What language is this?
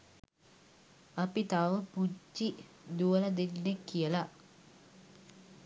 Sinhala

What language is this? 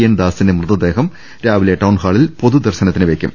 Malayalam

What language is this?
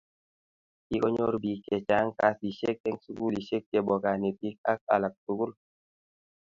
Kalenjin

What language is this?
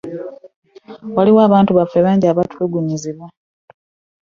Ganda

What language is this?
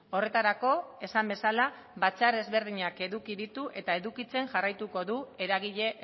Basque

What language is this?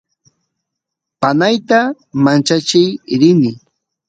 Santiago del Estero Quichua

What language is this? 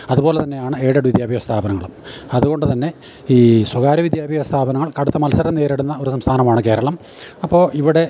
Malayalam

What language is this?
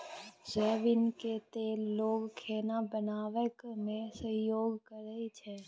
Maithili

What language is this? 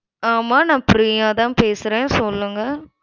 Tamil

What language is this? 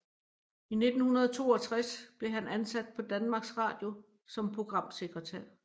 Danish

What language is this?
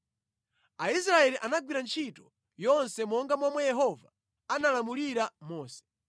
Nyanja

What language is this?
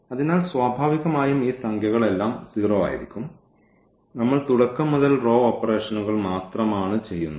Malayalam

